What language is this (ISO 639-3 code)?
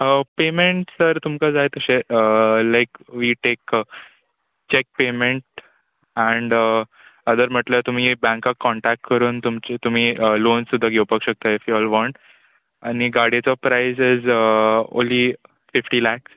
kok